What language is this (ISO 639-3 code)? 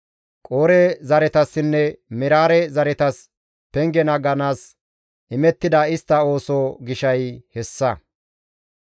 gmv